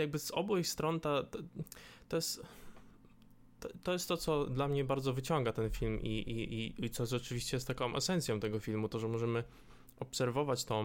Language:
Polish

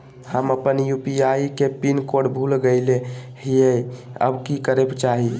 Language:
Magahi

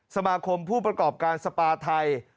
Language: Thai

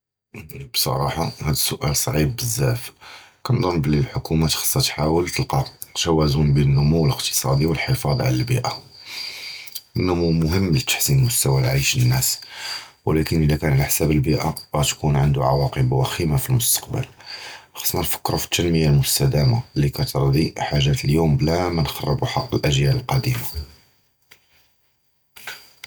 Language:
Judeo-Arabic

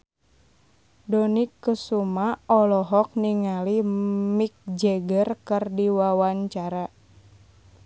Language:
Sundanese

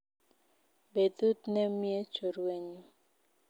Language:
Kalenjin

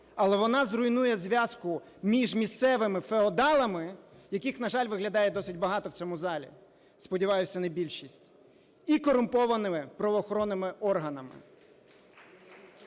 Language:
Ukrainian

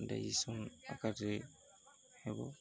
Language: Odia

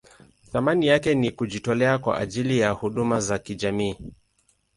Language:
Swahili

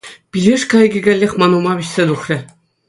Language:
Chuvash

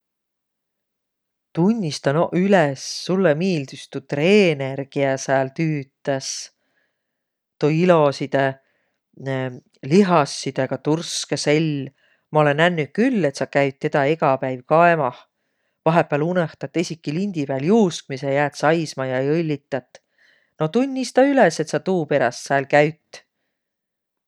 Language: Võro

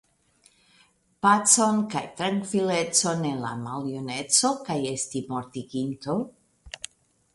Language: Esperanto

